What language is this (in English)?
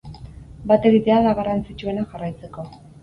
Basque